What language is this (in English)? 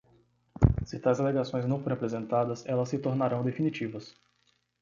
Portuguese